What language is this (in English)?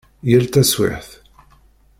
Kabyle